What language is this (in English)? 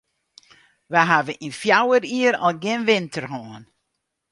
Western Frisian